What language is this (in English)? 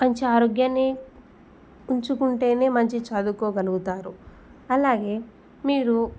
Telugu